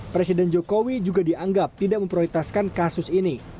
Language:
Indonesian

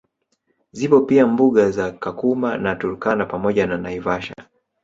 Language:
Swahili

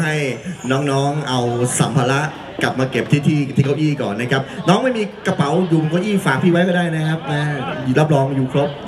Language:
Thai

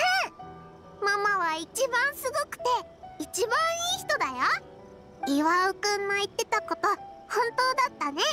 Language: Japanese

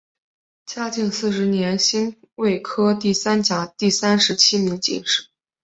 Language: Chinese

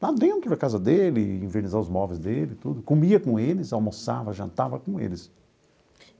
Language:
Portuguese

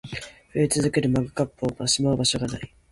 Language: Japanese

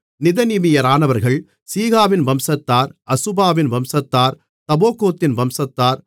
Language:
Tamil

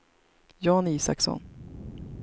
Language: Swedish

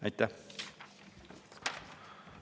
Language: Estonian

